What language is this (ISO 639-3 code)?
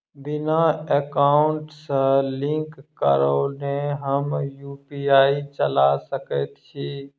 mai